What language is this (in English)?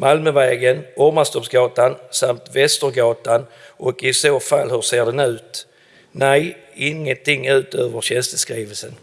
Swedish